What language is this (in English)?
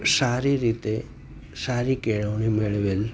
Gujarati